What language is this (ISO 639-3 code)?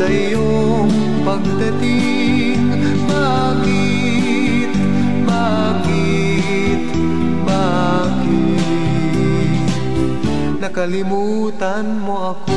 fil